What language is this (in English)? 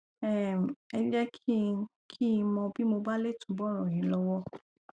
Yoruba